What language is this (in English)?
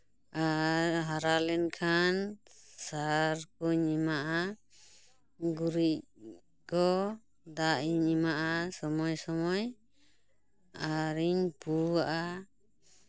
Santali